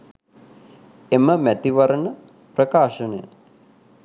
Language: Sinhala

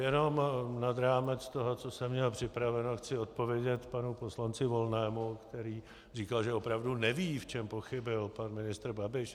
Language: Czech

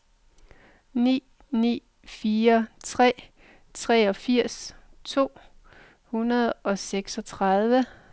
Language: Danish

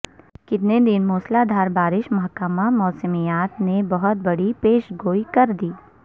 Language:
Urdu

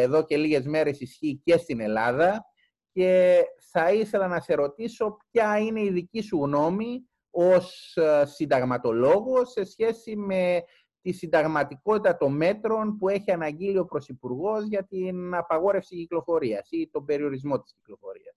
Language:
Greek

